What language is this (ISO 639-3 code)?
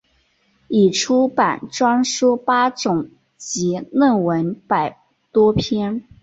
zho